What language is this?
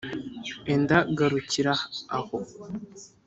Kinyarwanda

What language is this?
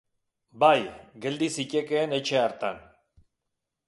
Basque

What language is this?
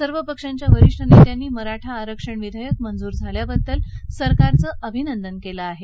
Marathi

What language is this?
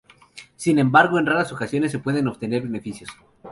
Spanish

